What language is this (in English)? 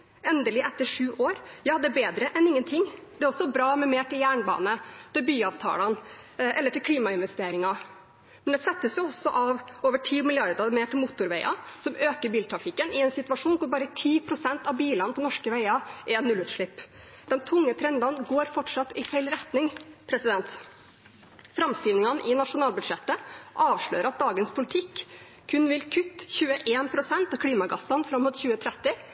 Norwegian Bokmål